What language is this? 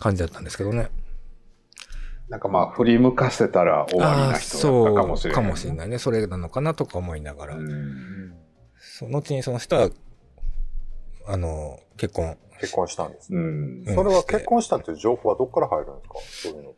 Japanese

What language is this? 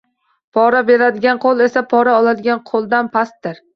Uzbek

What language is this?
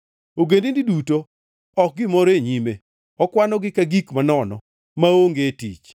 Luo (Kenya and Tanzania)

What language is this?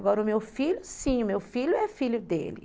Portuguese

